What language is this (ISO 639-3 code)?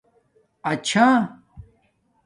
dmk